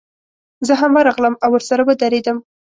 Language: Pashto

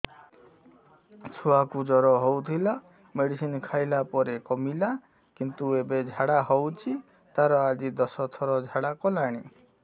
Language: Odia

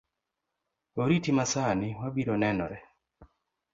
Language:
Luo (Kenya and Tanzania)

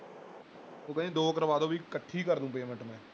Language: Punjabi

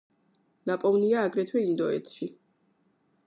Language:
Georgian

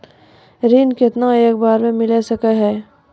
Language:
Maithili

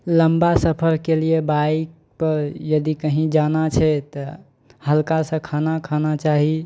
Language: Maithili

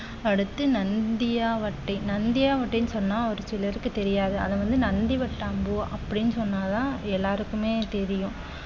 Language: Tamil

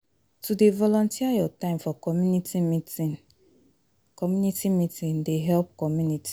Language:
Nigerian Pidgin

